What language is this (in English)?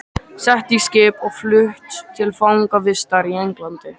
Icelandic